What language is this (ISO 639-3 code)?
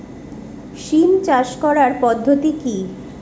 ben